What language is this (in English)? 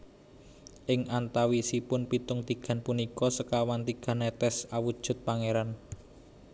Javanese